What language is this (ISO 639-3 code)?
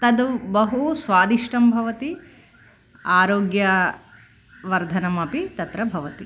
san